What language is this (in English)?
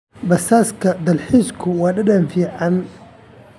Somali